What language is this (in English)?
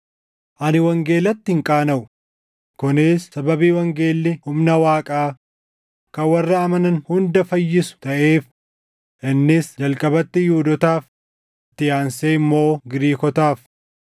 Oromo